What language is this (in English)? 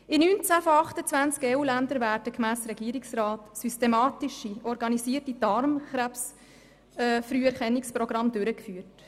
Swiss German